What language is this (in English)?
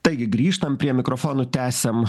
Lithuanian